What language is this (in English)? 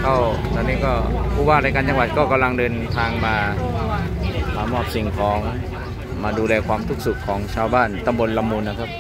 Thai